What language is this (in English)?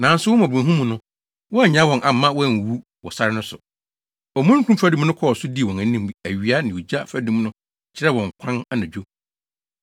Akan